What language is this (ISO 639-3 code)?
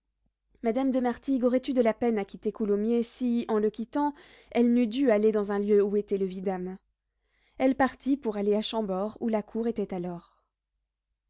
fra